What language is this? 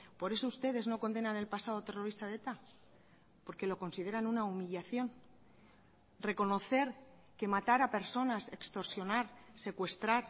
Spanish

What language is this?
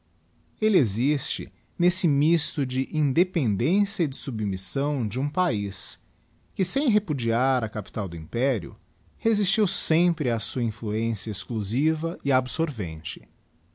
Portuguese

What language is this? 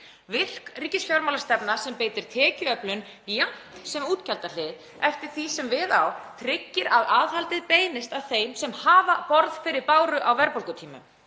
Icelandic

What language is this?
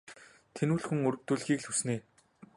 Mongolian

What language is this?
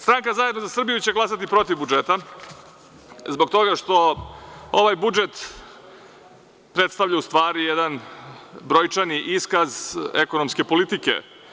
Serbian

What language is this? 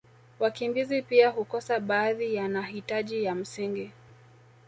Swahili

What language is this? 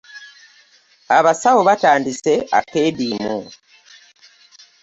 Ganda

